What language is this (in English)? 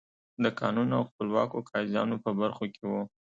Pashto